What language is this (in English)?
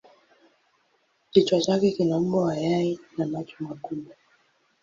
Swahili